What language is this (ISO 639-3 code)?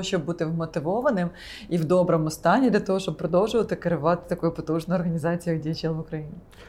ukr